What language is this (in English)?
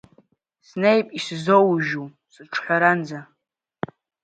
Abkhazian